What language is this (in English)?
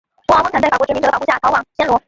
Chinese